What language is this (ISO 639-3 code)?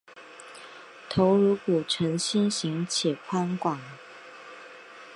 zho